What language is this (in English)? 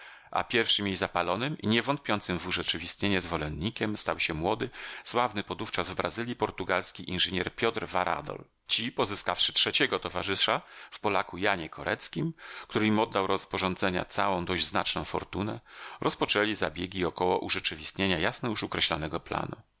Polish